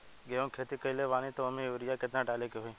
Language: Bhojpuri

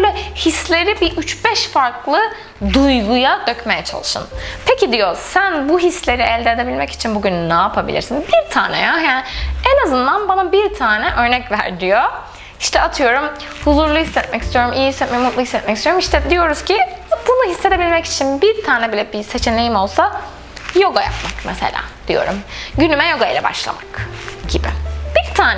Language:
Turkish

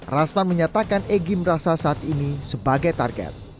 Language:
Indonesian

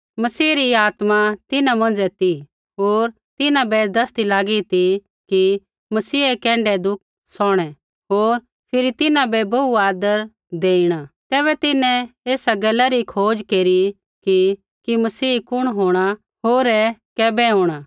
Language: Kullu Pahari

